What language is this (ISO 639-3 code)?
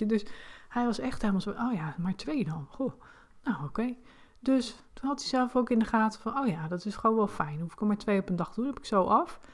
nld